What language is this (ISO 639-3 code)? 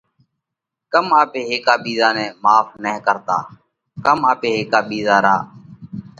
kvx